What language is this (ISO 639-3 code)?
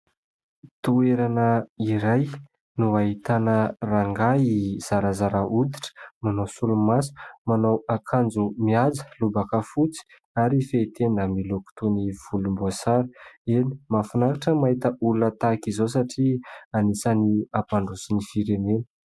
mlg